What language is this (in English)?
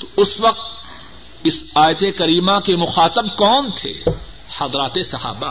Urdu